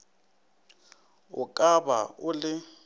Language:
Northern Sotho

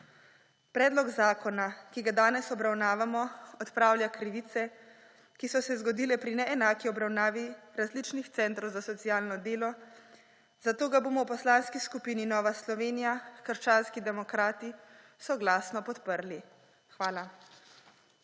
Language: Slovenian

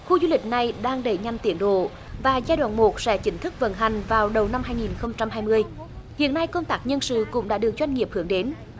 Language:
Vietnamese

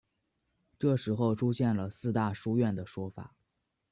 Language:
Chinese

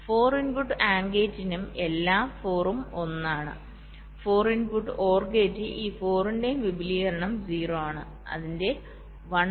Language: Malayalam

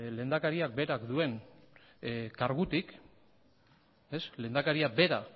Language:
Basque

